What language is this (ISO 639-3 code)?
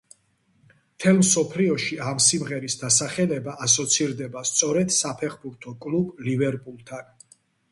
kat